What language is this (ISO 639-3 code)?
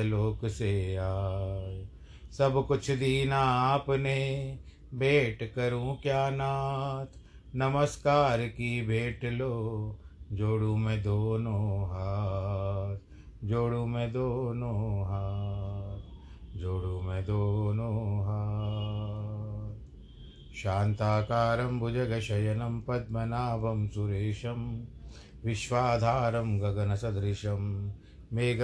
hin